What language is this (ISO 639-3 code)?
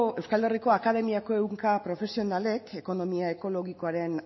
eus